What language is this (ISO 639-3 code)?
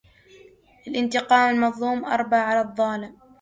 ara